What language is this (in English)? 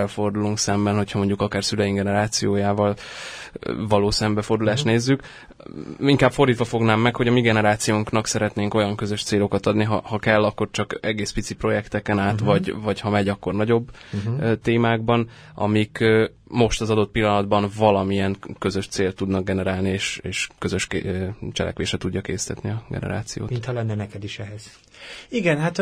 Hungarian